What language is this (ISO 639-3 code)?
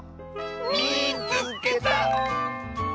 jpn